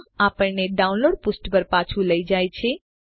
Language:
Gujarati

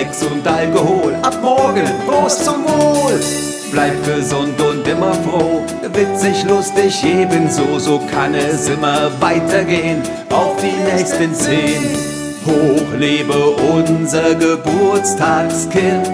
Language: German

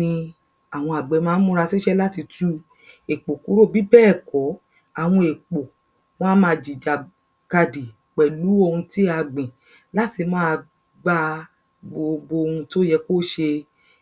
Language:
Yoruba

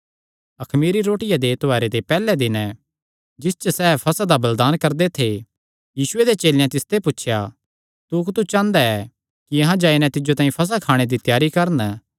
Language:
Kangri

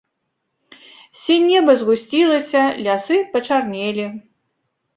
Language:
Belarusian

